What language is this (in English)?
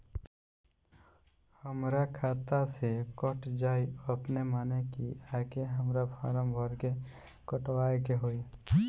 Bhojpuri